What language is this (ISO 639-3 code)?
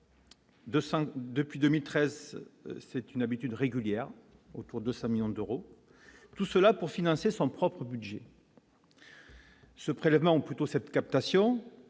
fra